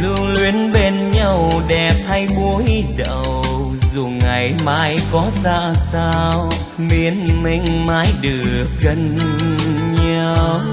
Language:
Vietnamese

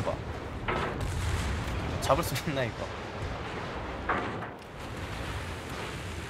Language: Korean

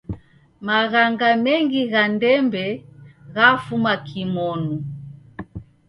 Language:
Taita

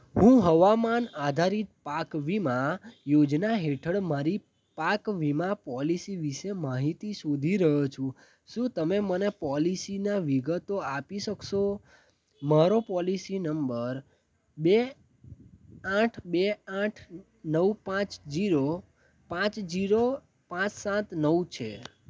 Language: Gujarati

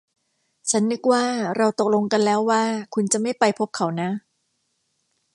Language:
Thai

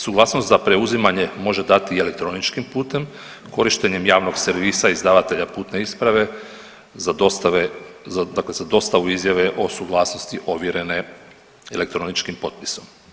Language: Croatian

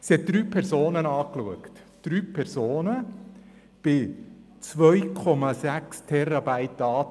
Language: Swiss German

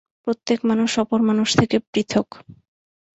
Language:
Bangla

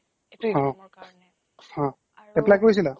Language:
Assamese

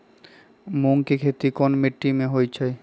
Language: Magahi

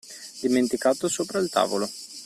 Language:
Italian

